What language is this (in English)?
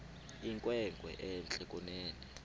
Xhosa